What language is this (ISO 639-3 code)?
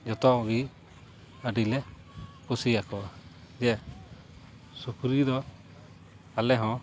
sat